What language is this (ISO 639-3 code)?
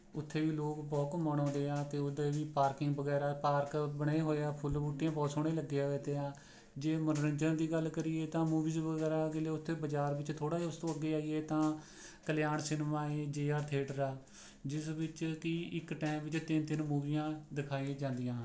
pan